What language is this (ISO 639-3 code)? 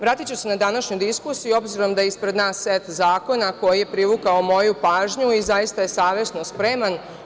srp